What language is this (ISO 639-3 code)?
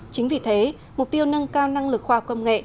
vie